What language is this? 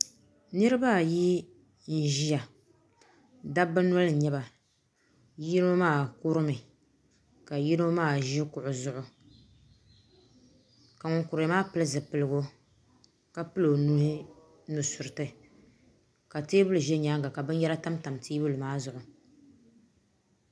Dagbani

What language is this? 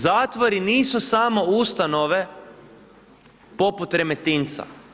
Croatian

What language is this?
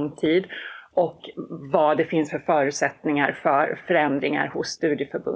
Swedish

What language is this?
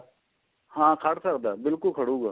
Punjabi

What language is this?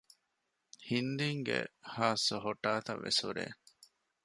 Divehi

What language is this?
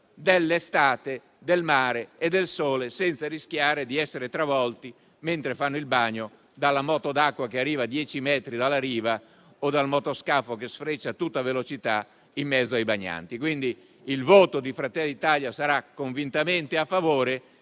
Italian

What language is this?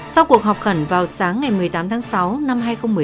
Vietnamese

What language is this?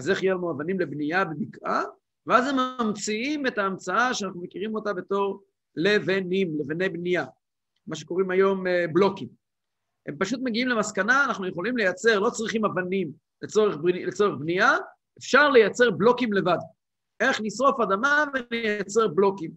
Hebrew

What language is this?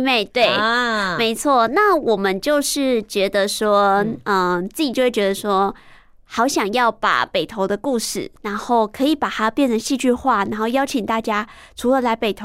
Chinese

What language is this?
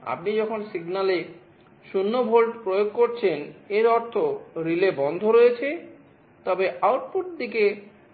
Bangla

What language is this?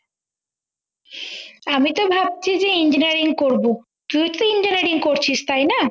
Bangla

